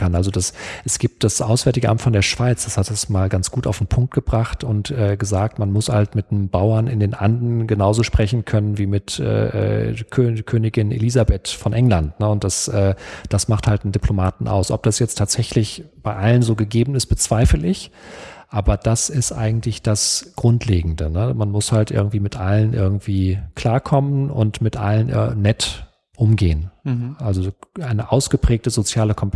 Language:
German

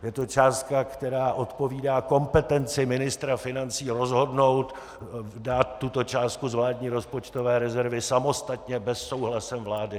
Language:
Czech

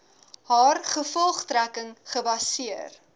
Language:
Afrikaans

